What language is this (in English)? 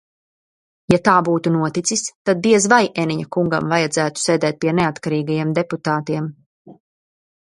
Latvian